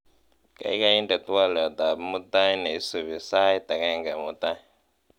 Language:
Kalenjin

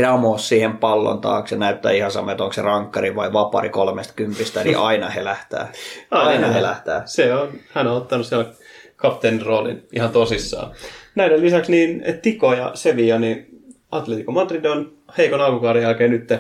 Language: Finnish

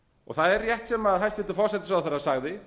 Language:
Icelandic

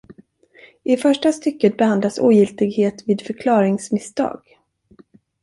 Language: Swedish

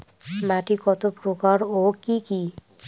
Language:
Bangla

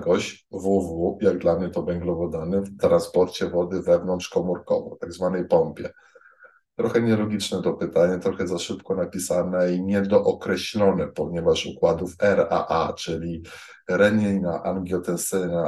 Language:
Polish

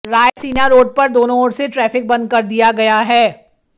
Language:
Hindi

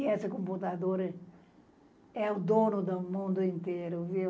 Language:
Portuguese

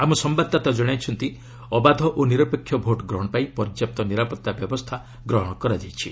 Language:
Odia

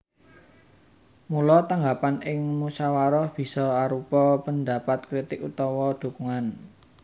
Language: Javanese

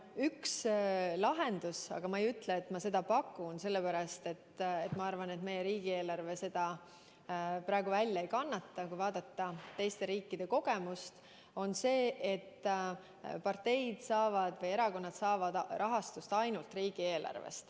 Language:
Estonian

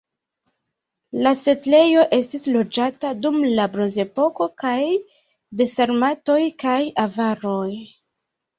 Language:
Esperanto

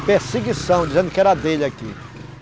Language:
Portuguese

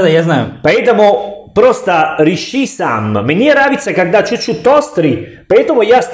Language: Russian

